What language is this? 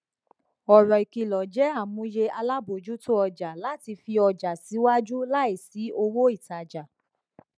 Yoruba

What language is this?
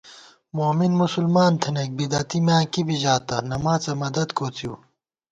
Gawar-Bati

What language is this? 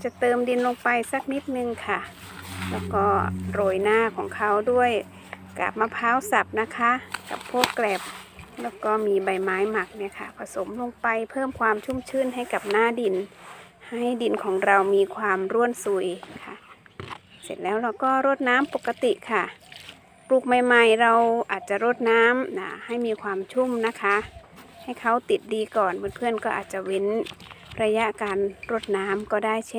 Thai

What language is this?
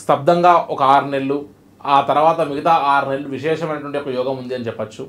Telugu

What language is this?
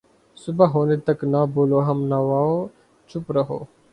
Urdu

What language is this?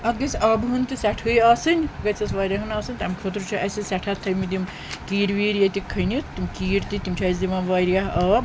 Kashmiri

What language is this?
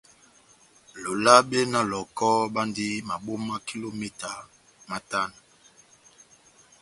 Batanga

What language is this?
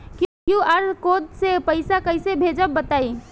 Bhojpuri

